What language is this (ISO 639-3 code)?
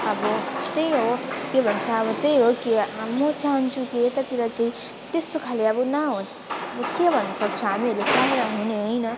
nep